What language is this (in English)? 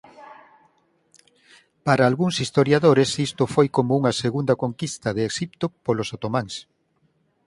Galician